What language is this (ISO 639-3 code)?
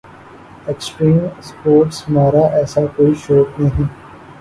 urd